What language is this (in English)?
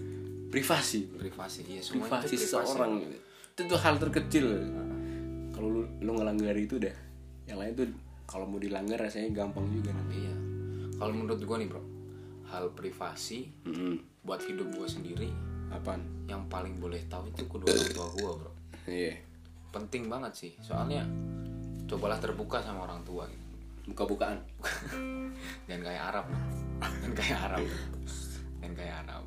Indonesian